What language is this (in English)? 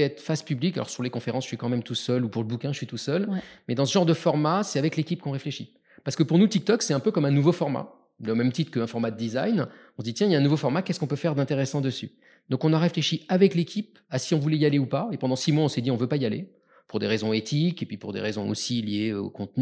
French